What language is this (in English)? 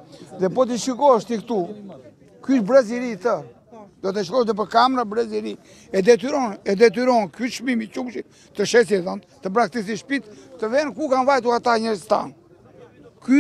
Romanian